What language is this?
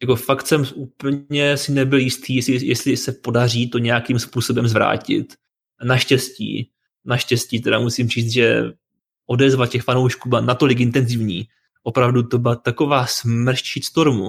Czech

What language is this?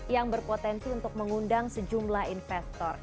Indonesian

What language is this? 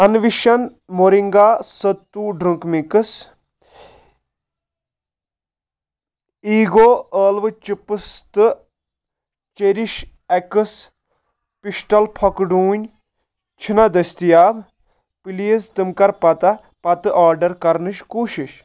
Kashmiri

